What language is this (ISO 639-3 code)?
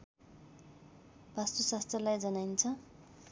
nep